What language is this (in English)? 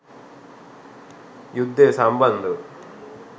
Sinhala